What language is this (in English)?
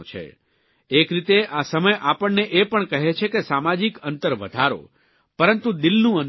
Gujarati